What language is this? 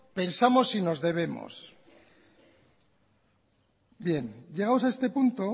Spanish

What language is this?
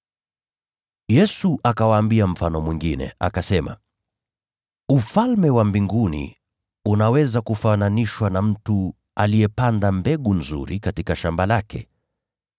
Swahili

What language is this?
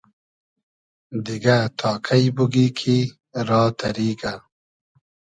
Hazaragi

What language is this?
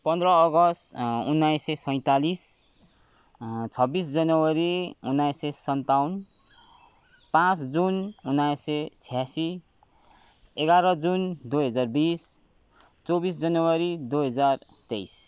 Nepali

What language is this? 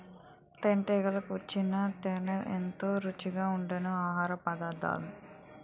Telugu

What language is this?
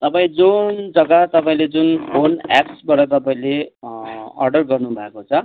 Nepali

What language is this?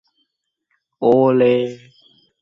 Thai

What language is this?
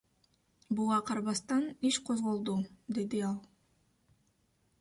Kyrgyz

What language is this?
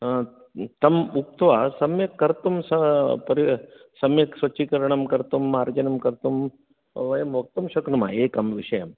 Sanskrit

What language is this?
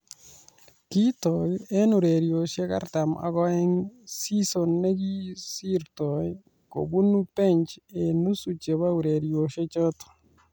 Kalenjin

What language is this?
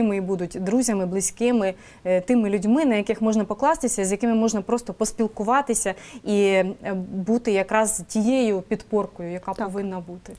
Ukrainian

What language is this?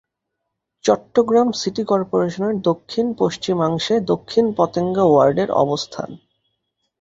Bangla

